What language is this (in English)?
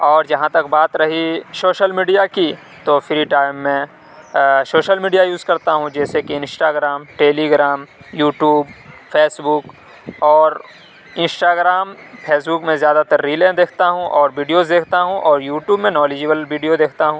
Urdu